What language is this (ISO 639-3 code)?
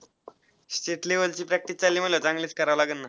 mar